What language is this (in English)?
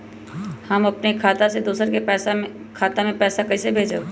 Magahi